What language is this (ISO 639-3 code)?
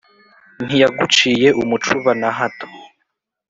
kin